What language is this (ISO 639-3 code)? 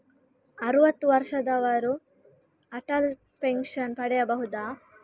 kan